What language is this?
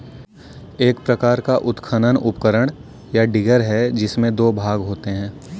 Hindi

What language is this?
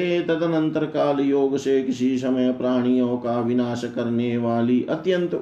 Hindi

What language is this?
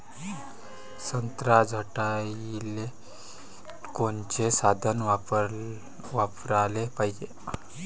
Marathi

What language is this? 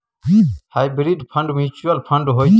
Maithili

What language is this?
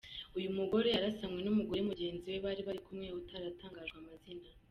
Kinyarwanda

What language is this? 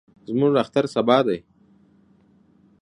Pashto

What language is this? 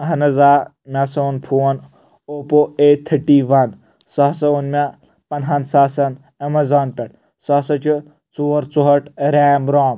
Kashmiri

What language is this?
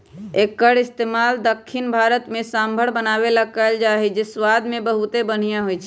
Magahi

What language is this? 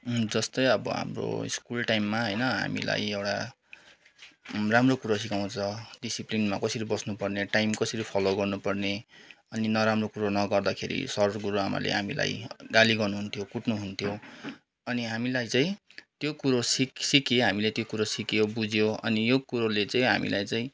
Nepali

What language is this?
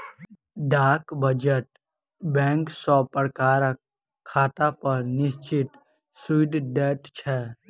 Maithili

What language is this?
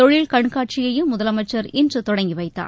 Tamil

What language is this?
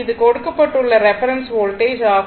Tamil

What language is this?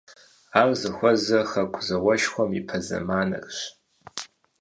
Kabardian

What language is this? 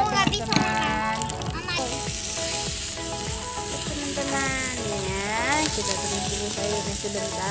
Indonesian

